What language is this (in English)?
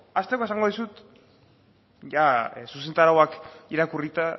Basque